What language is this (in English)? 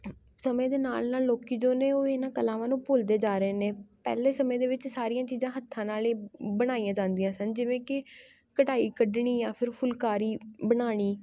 Punjabi